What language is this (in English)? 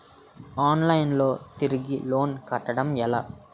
Telugu